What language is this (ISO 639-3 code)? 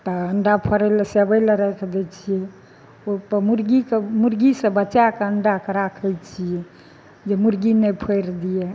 mai